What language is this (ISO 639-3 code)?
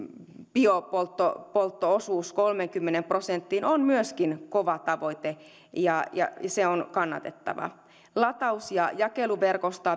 fin